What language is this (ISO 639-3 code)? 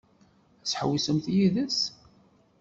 kab